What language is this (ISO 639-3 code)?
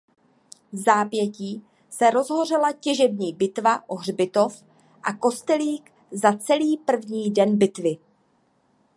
ces